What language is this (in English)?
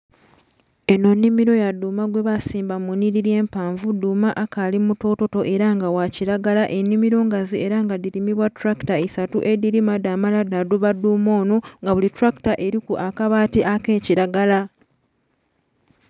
Soga